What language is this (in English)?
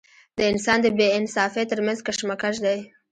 Pashto